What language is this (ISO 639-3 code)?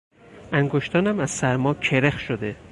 fas